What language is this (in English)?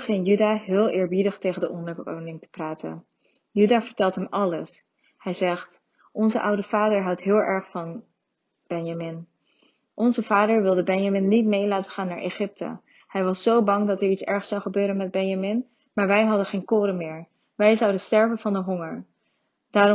Dutch